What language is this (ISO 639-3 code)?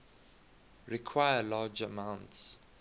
eng